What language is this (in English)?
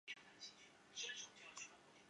Chinese